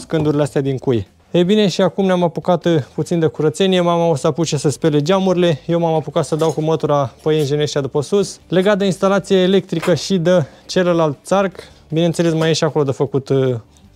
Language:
Romanian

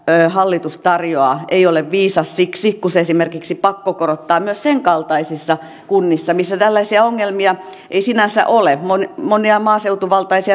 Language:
Finnish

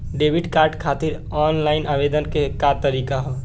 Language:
Bhojpuri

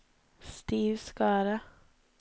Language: Norwegian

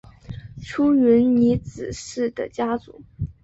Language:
Chinese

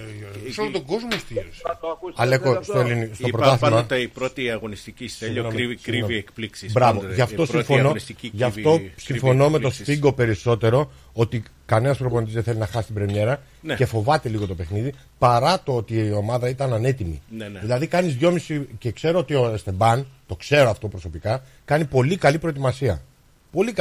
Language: Greek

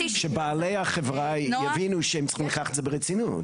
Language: Hebrew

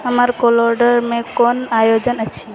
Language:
Maithili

